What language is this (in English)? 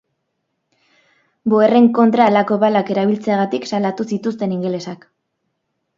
Basque